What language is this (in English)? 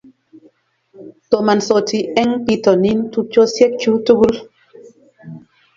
Kalenjin